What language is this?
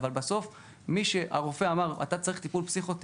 Hebrew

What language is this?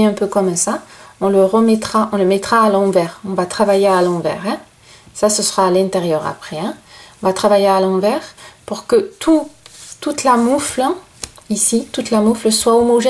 French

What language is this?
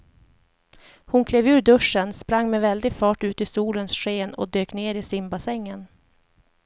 Swedish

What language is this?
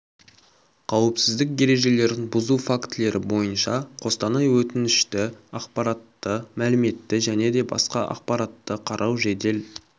Kazakh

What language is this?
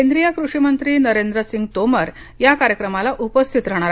Marathi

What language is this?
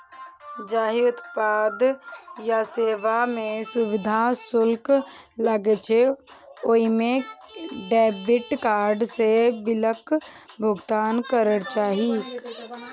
Maithili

